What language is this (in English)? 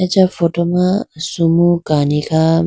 Idu-Mishmi